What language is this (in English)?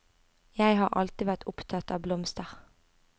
Norwegian